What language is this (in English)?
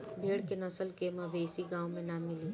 Bhojpuri